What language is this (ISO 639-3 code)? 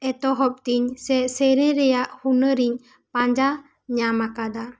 sat